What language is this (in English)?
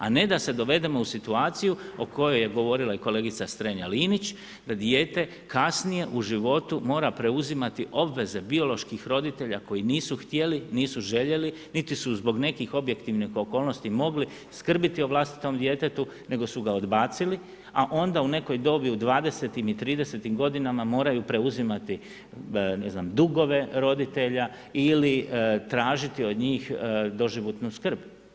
Croatian